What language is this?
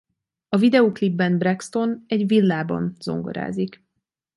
Hungarian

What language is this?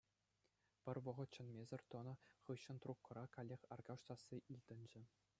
Chuvash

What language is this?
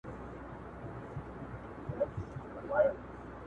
Pashto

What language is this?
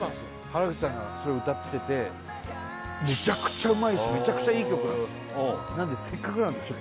Japanese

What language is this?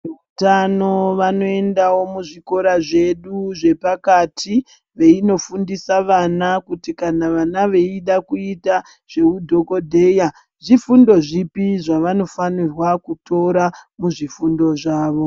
Ndau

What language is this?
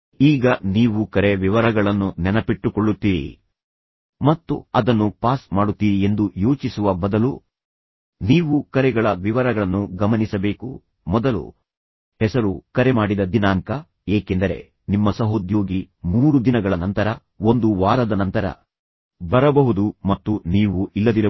Kannada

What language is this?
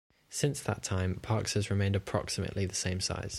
English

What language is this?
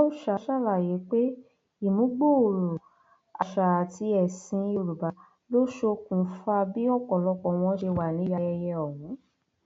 Yoruba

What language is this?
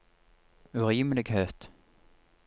Norwegian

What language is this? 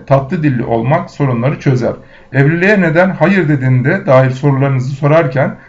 Turkish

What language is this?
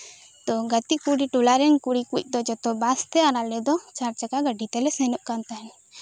Santali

